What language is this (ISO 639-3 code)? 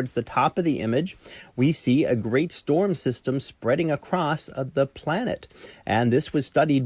eng